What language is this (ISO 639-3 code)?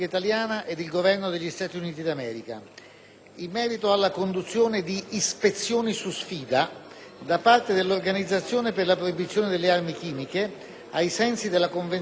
ita